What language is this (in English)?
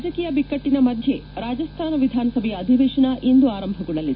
Kannada